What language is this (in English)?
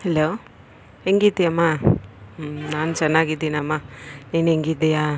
Kannada